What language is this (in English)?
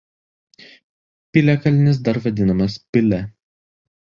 Lithuanian